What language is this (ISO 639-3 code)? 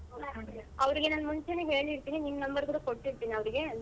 kan